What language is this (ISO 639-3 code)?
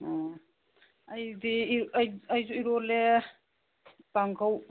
mni